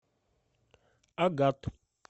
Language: Russian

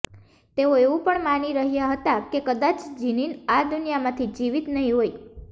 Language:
Gujarati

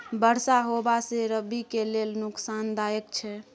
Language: Maithili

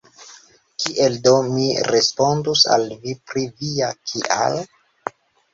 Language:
Esperanto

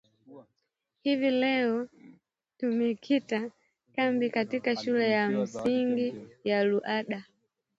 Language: Swahili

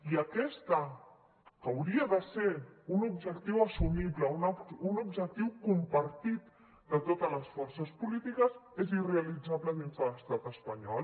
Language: Catalan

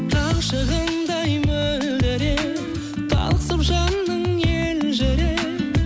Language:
Kazakh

